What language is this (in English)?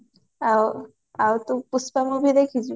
Odia